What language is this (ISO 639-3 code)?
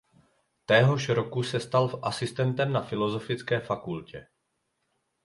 ces